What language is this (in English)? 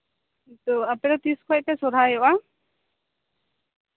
Santali